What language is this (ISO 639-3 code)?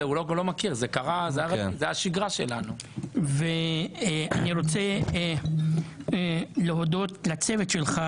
heb